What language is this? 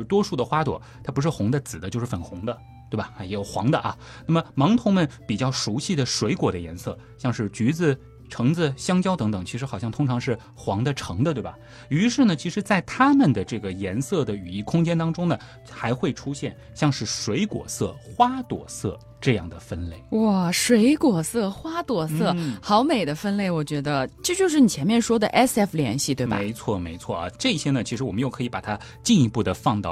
Chinese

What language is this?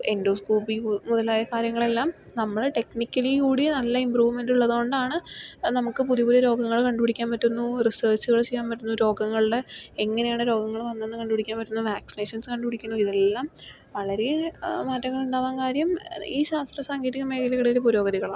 Malayalam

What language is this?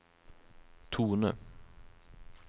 Norwegian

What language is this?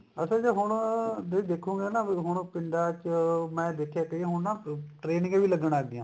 Punjabi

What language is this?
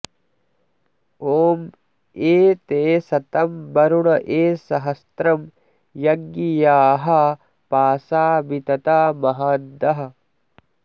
Sanskrit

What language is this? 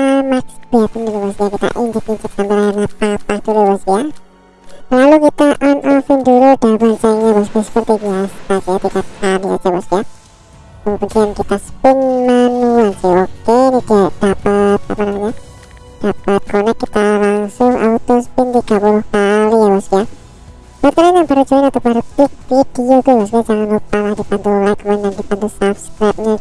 Indonesian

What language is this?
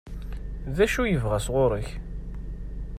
Kabyle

